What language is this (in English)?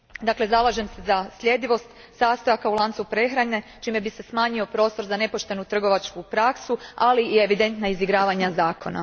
Croatian